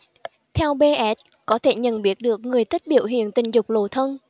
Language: Vietnamese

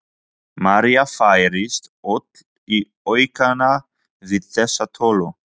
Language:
Icelandic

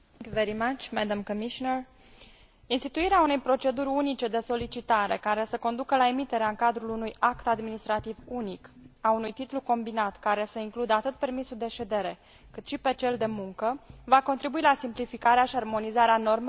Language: Romanian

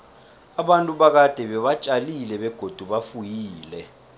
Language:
South Ndebele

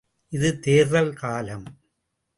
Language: Tamil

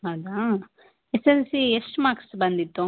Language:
Kannada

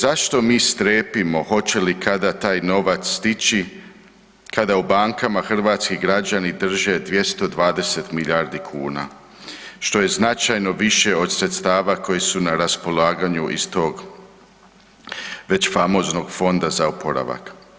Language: Croatian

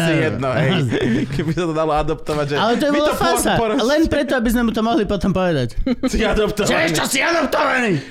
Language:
Slovak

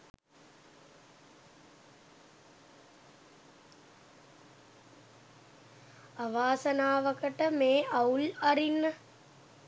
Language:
Sinhala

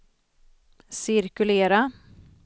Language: Swedish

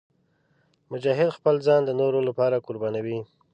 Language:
Pashto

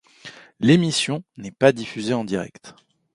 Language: French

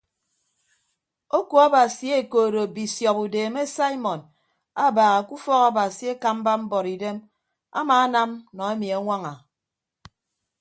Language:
Ibibio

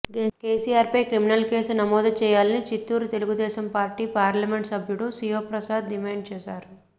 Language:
Telugu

